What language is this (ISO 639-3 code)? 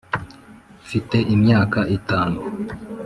kin